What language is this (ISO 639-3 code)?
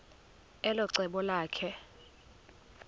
xho